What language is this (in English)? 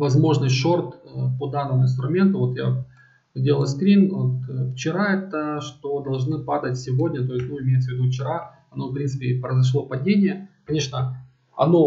Russian